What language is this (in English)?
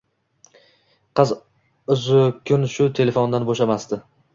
Uzbek